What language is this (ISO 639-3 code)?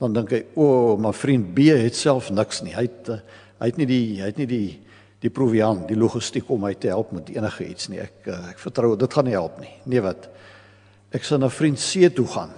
nld